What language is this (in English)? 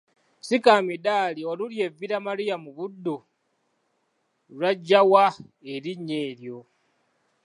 Ganda